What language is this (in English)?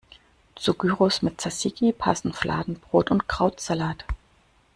German